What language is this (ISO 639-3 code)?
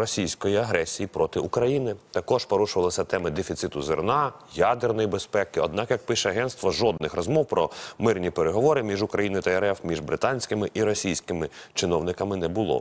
ukr